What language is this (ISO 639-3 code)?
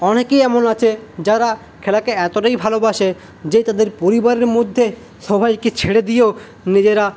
ben